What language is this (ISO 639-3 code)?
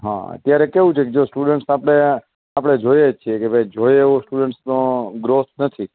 guj